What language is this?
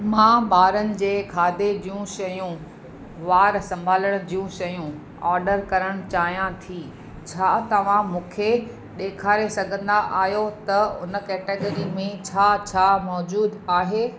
Sindhi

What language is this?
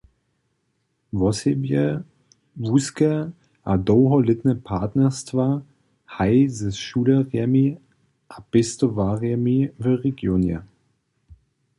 Upper Sorbian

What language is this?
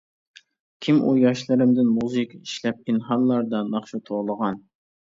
Uyghur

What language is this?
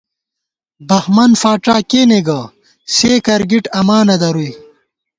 Gawar-Bati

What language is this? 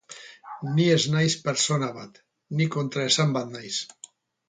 Basque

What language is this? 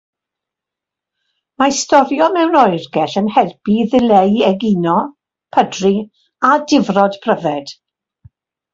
Welsh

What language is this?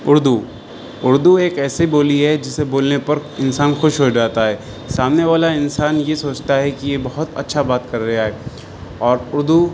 Urdu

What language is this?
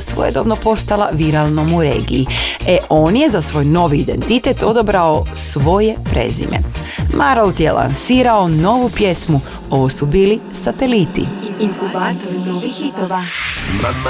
Croatian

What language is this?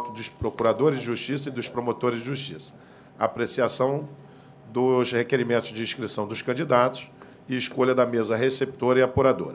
Portuguese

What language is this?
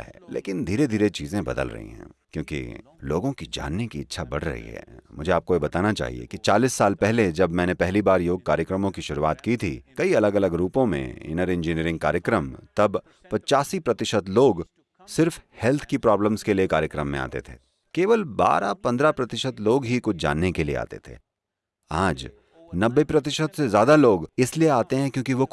Hindi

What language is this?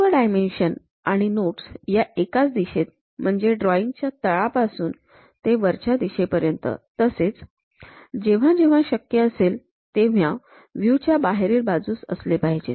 Marathi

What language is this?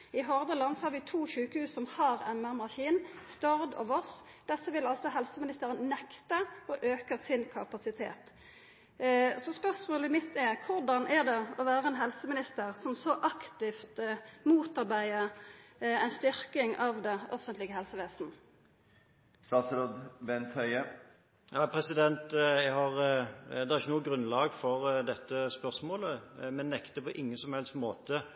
Norwegian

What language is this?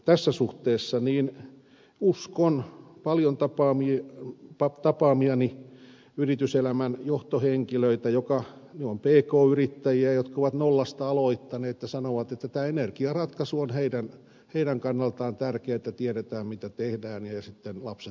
Finnish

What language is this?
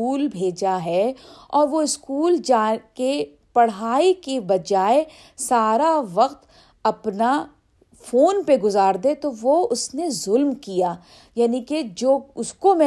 Urdu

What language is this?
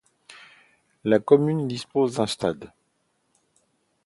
French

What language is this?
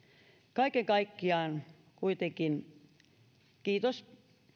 Finnish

